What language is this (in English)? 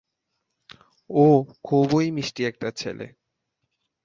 Bangla